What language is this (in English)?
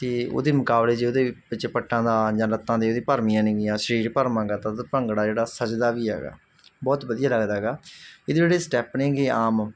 Punjabi